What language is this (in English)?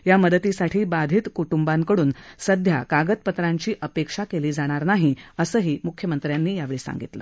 Marathi